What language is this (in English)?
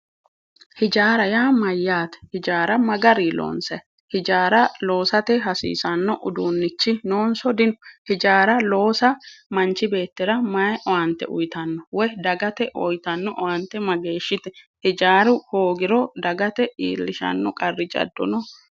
Sidamo